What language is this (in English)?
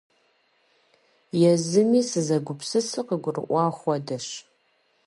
Kabardian